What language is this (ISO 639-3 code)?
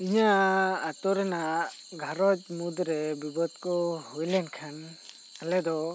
sat